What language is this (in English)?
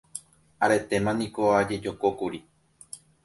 Guarani